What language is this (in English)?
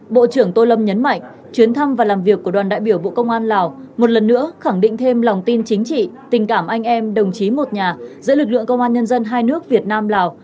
Vietnamese